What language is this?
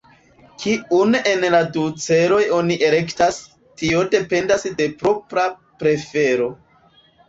Esperanto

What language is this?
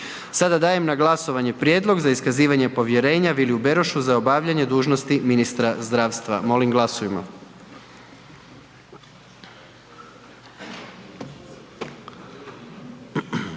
Croatian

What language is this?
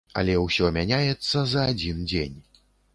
Belarusian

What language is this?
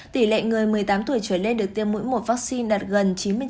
Vietnamese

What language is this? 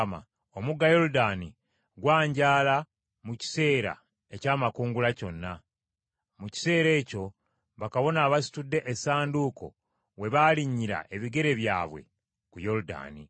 Ganda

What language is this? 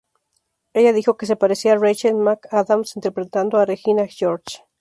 Spanish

